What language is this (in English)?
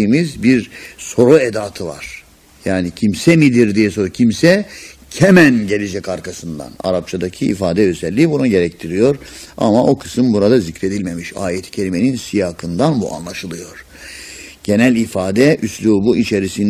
Turkish